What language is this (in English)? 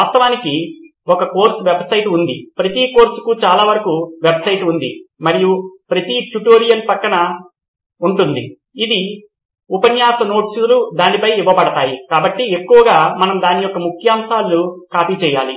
Telugu